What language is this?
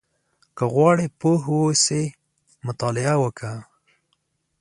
Pashto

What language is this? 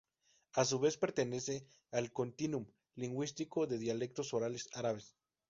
Spanish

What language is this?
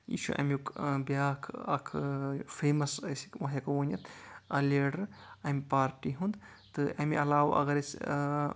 Kashmiri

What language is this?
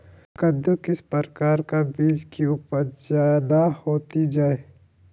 Magahi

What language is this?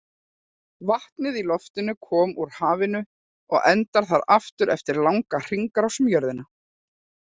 Icelandic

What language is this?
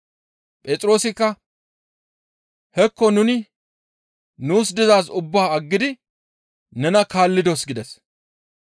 Gamo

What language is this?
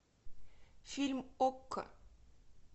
Russian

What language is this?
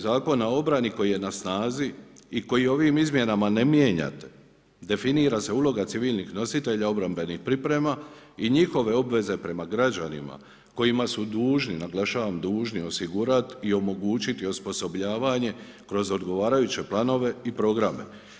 Croatian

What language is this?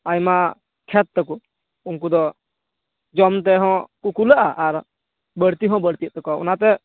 Santali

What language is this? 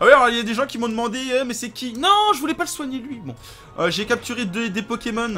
French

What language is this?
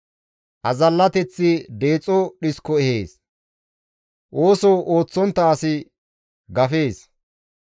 Gamo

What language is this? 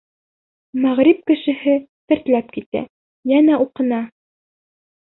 Bashkir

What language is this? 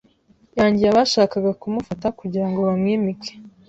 Kinyarwanda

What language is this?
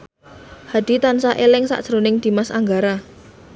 Javanese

